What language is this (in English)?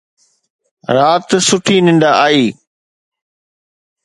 Sindhi